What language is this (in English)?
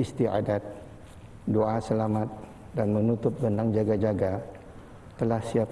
Malay